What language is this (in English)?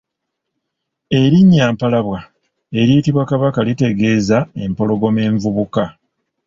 Ganda